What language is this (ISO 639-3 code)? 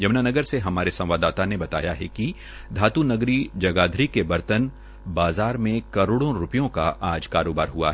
hin